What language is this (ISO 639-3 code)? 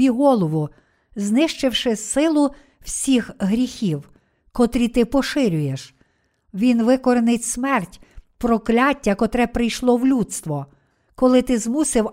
ukr